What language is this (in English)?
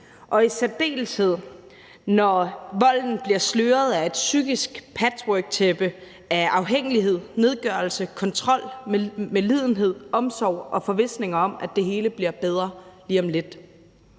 Danish